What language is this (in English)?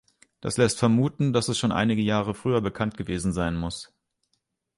German